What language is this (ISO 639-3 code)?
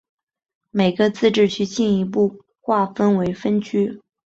zho